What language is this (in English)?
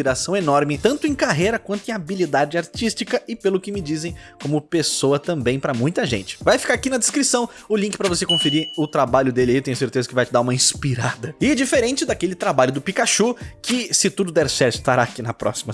Portuguese